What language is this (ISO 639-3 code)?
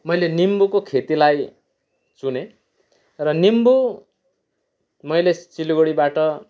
nep